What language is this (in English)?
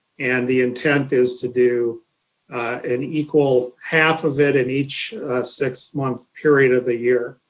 English